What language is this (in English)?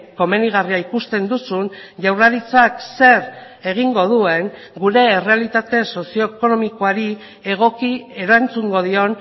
Basque